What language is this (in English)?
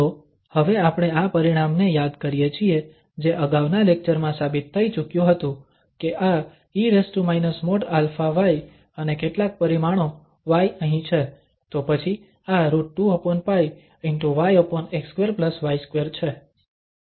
Gujarati